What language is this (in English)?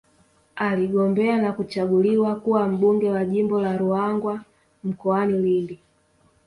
Swahili